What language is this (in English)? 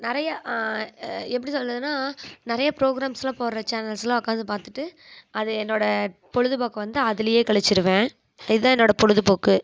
Tamil